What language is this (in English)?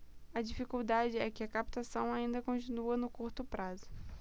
Portuguese